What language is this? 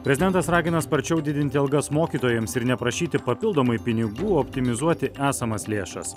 Lithuanian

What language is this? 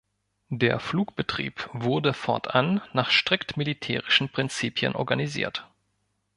German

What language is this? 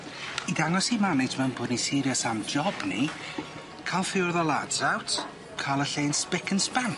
Welsh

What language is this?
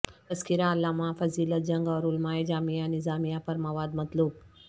Urdu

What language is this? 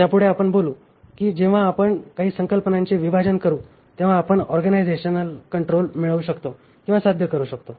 Marathi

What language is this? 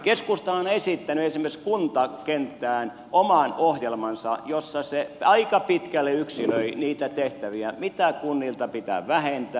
Finnish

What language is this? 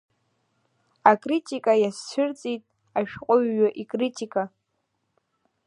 Abkhazian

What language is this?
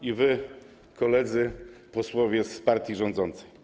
Polish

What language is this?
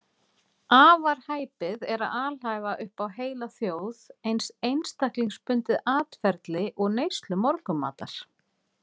Icelandic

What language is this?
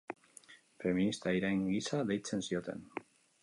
Basque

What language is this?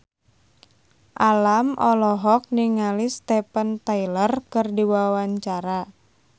Sundanese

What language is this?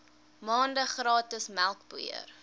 Afrikaans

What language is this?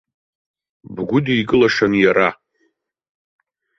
Abkhazian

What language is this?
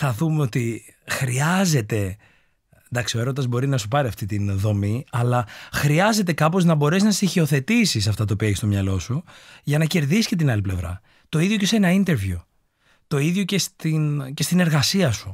Greek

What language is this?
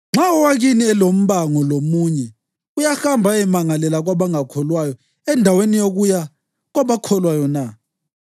North Ndebele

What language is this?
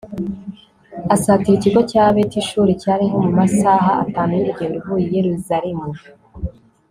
Kinyarwanda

